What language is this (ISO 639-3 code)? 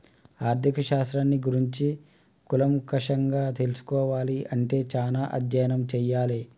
tel